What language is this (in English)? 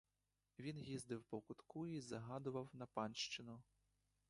Ukrainian